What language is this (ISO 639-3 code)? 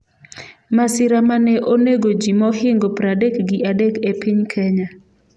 luo